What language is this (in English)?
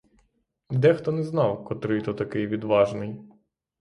Ukrainian